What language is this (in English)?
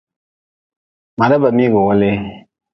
Nawdm